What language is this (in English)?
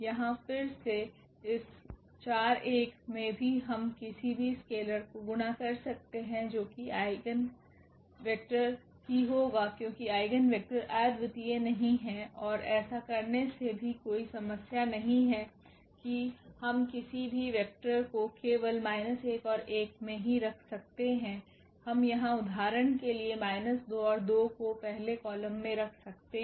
Hindi